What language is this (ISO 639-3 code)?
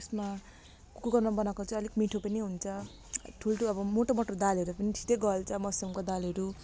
nep